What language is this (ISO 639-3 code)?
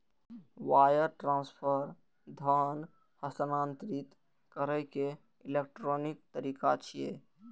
mai